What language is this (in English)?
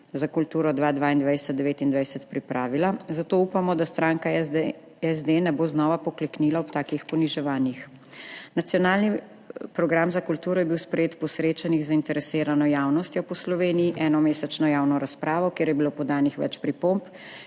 Slovenian